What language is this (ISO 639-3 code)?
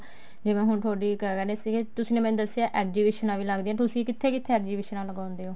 pan